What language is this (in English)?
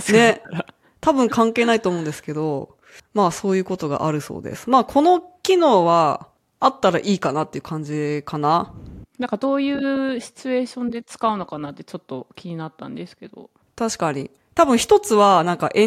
Japanese